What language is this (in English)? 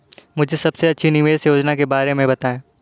Hindi